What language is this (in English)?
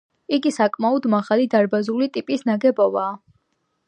Georgian